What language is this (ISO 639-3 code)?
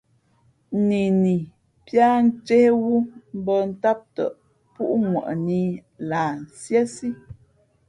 fmp